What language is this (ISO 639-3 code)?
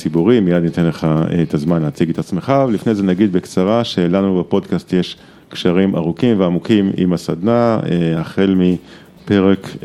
heb